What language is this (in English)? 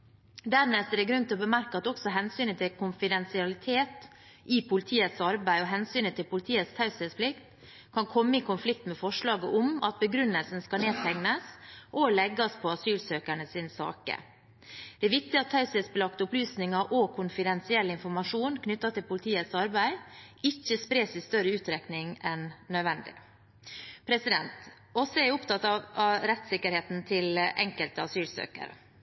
Norwegian Bokmål